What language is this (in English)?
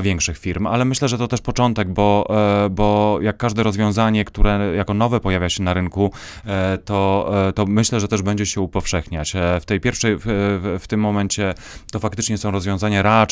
Polish